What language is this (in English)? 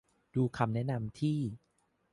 Thai